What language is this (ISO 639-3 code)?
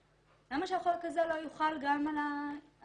heb